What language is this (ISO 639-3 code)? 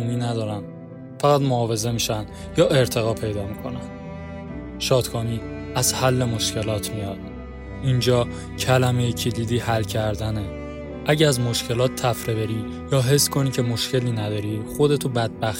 fas